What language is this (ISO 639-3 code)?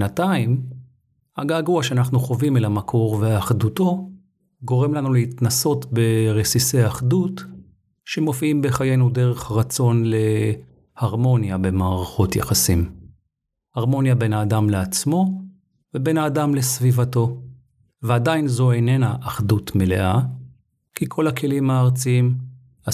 heb